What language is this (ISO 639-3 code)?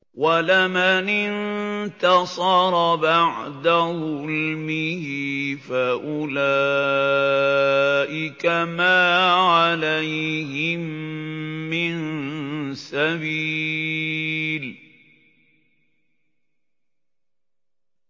ara